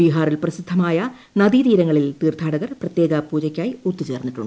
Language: Malayalam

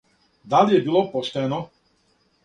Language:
Serbian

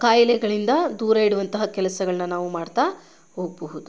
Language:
Kannada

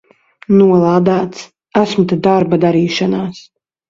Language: Latvian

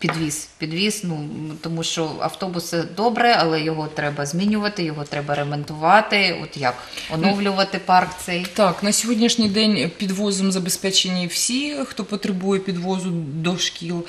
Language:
Ukrainian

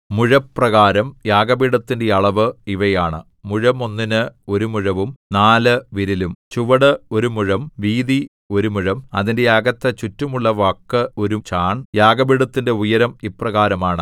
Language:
Malayalam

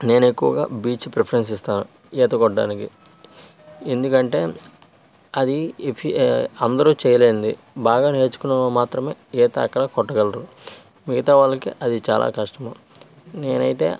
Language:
Telugu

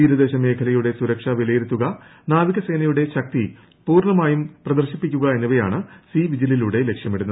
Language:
Malayalam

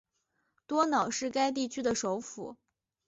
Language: Chinese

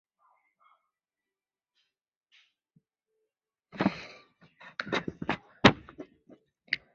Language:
Chinese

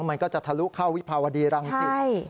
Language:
Thai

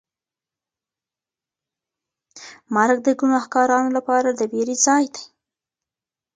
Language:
Pashto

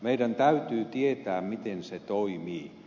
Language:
Finnish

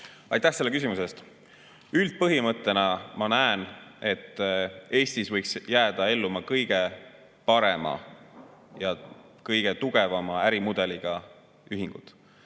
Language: Estonian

